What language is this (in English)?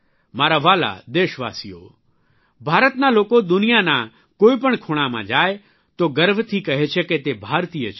Gujarati